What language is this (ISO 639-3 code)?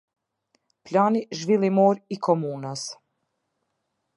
sqi